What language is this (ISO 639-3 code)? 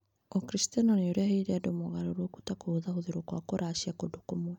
kik